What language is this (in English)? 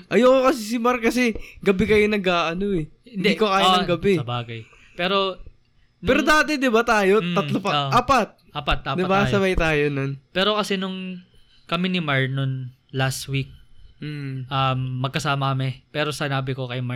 Filipino